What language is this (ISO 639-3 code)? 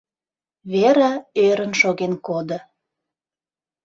chm